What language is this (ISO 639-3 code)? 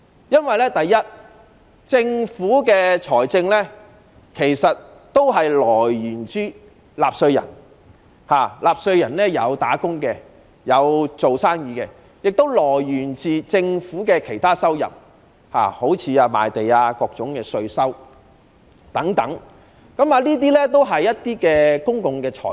yue